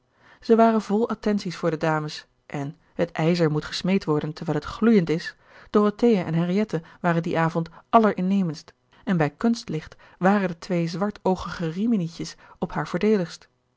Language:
Dutch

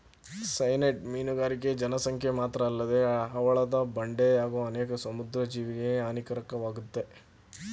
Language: Kannada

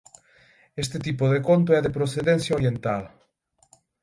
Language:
Galician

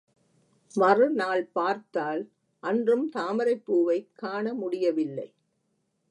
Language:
Tamil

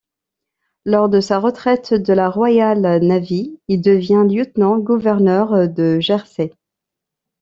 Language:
French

